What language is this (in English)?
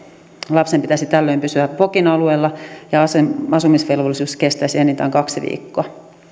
Finnish